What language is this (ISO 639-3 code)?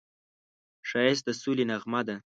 pus